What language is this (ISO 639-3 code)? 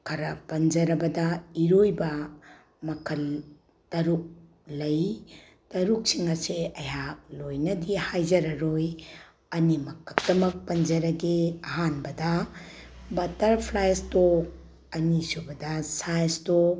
mni